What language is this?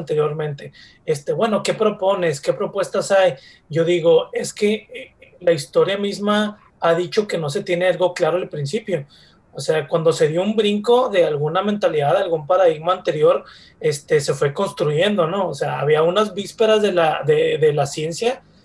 Spanish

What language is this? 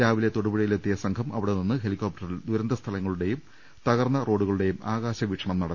Malayalam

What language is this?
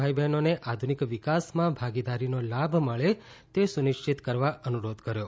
Gujarati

